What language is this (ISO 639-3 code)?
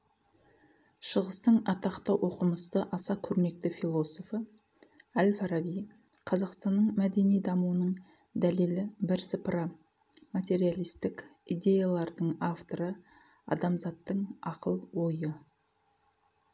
kaz